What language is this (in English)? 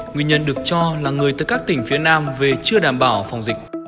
Vietnamese